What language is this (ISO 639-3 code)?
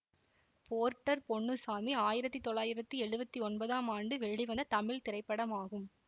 tam